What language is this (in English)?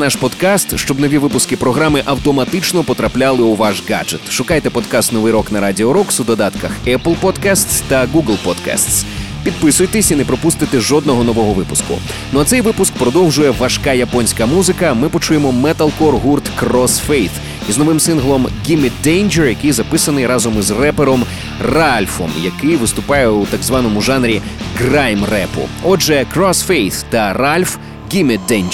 Ukrainian